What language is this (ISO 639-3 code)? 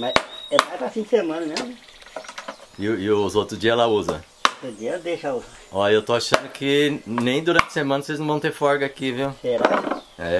por